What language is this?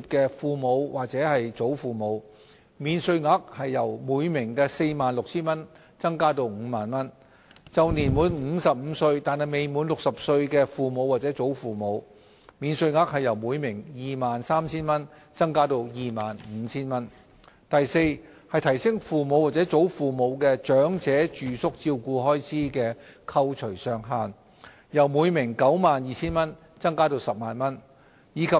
Cantonese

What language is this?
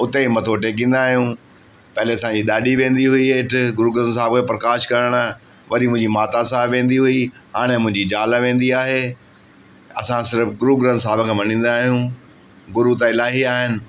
Sindhi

